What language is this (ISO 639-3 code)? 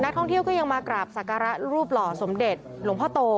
tha